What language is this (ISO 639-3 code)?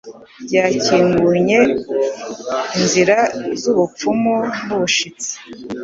kin